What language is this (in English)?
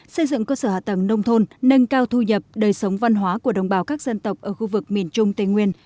Vietnamese